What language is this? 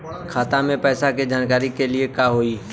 Bhojpuri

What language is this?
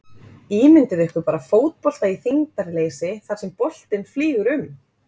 Icelandic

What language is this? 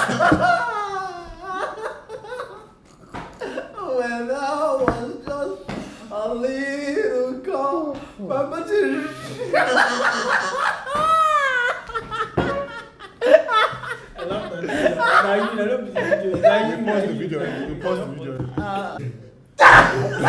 Turkish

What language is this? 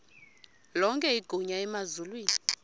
Xhosa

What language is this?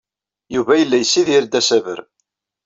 Kabyle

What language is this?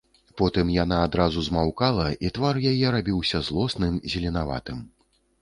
Belarusian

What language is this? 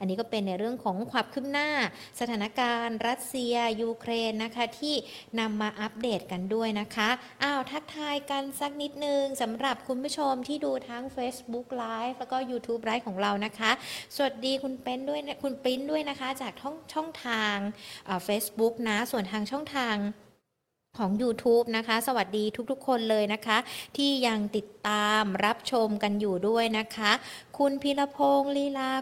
Thai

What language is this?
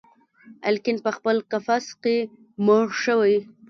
Pashto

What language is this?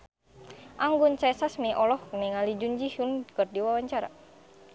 Sundanese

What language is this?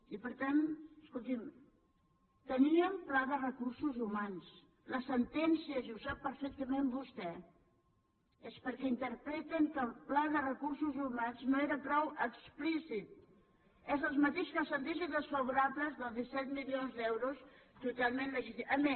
Catalan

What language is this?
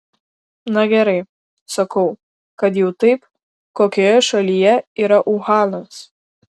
Lithuanian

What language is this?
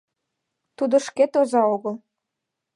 Mari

